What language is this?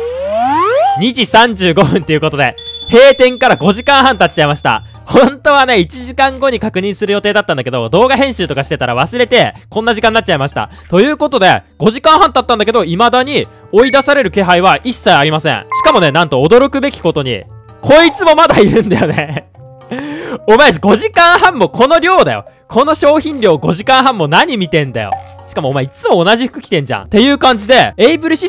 Japanese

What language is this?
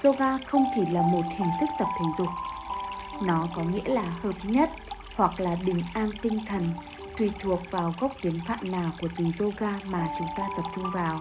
Vietnamese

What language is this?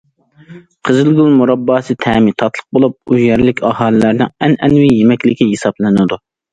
Uyghur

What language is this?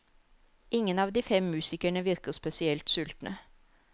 Norwegian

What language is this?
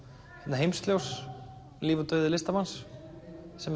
Icelandic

